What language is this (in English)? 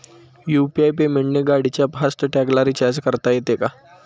Marathi